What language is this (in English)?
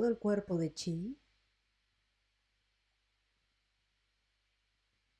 Spanish